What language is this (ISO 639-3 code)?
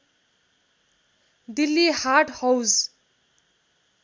nep